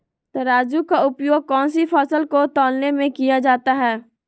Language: Magahi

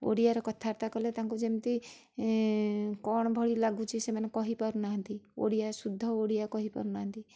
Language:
Odia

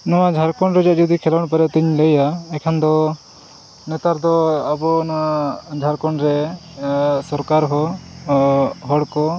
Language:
Santali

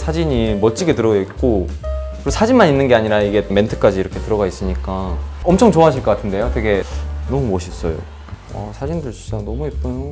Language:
Korean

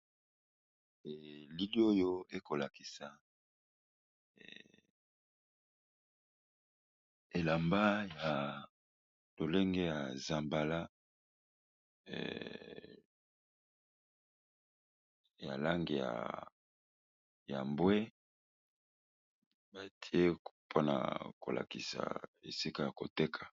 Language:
Lingala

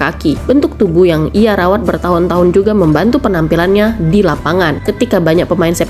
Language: Indonesian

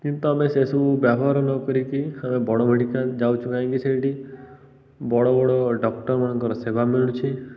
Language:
Odia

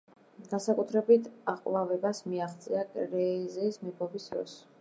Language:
Georgian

